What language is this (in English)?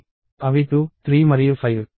Telugu